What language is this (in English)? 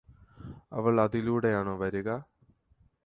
Malayalam